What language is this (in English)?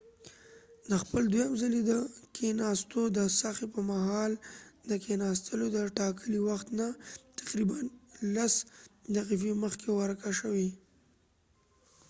Pashto